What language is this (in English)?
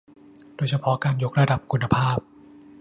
Thai